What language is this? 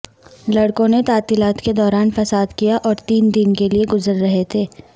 Urdu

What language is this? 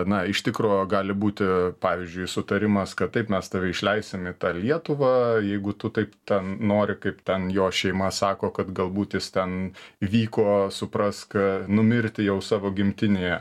Lithuanian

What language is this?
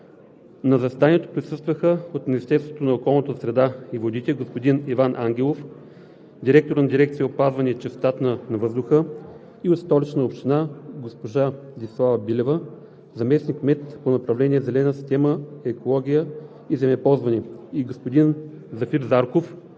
Bulgarian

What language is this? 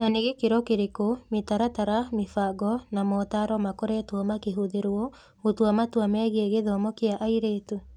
Kikuyu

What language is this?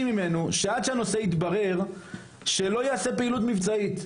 Hebrew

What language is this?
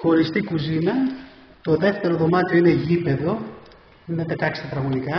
Greek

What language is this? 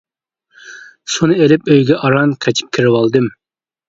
Uyghur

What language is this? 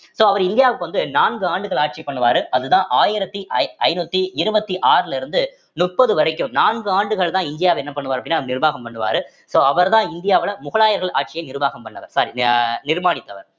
Tamil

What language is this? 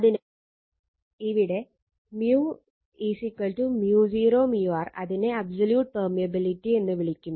Malayalam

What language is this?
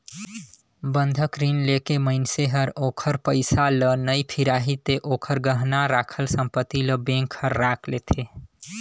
Chhattisgarhi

